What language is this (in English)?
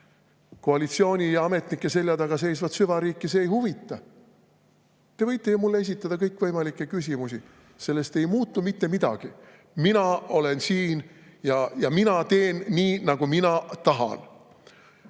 Estonian